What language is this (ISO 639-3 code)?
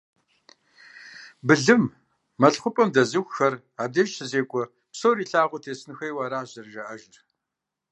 kbd